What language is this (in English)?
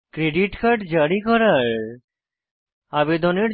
Bangla